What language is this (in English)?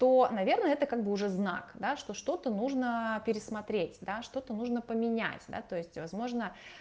Russian